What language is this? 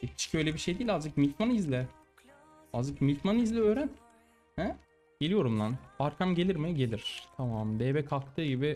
Turkish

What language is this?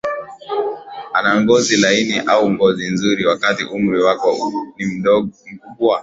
Swahili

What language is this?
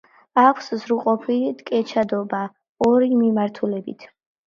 Georgian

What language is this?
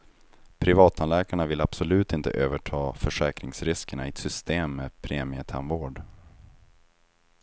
Swedish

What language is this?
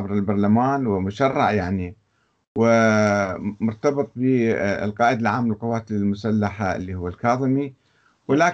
Arabic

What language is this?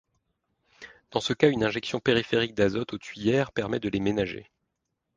French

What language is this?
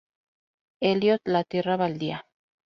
Spanish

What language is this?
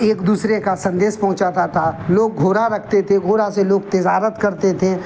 Urdu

